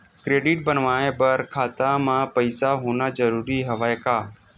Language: Chhattisgarhi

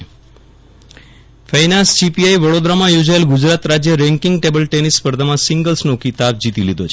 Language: Gujarati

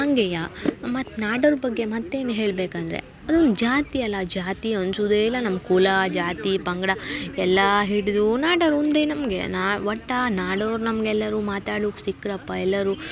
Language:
Kannada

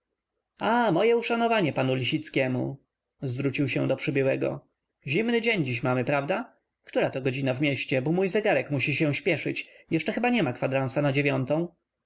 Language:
Polish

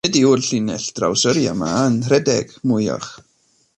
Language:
Welsh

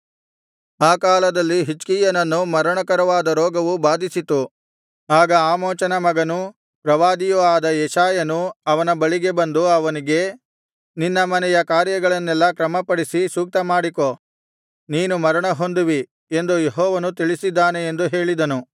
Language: Kannada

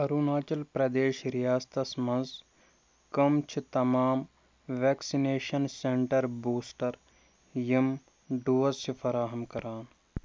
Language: Kashmiri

